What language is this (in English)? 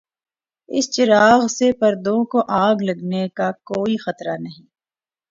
Urdu